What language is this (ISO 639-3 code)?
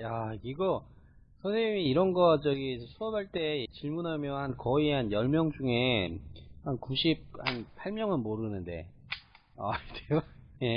kor